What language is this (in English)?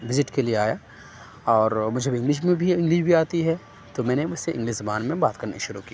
Urdu